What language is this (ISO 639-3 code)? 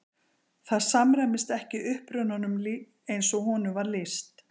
isl